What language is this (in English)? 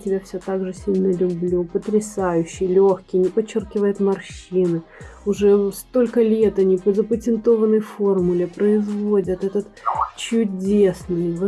Russian